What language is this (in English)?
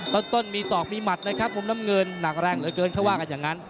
Thai